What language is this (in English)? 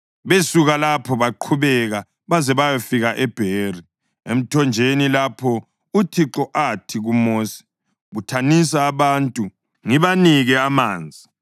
North Ndebele